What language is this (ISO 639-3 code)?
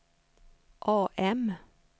swe